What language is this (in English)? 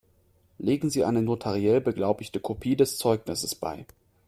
German